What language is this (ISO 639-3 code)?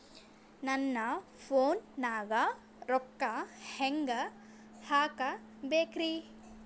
kan